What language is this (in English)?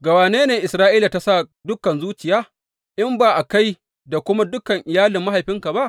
Hausa